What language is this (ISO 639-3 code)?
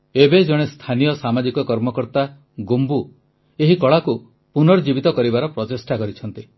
ori